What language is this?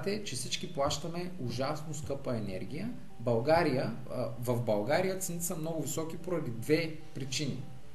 Bulgarian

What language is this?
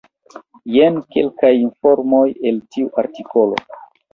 Esperanto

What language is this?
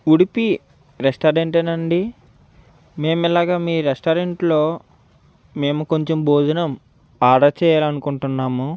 Telugu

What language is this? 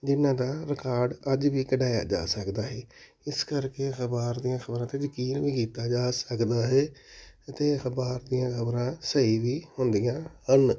Punjabi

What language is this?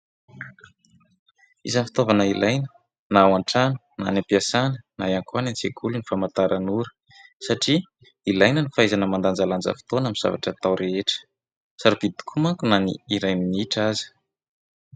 Malagasy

